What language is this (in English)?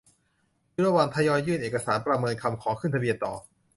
Thai